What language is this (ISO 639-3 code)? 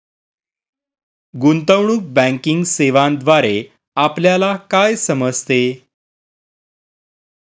mar